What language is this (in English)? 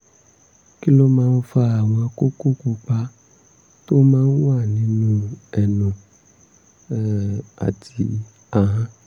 Yoruba